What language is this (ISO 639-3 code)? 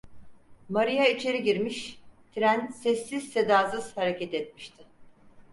tur